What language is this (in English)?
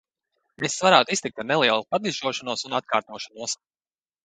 Latvian